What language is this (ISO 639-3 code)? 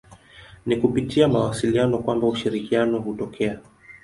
swa